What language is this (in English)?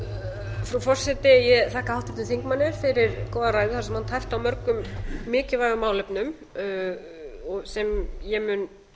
Icelandic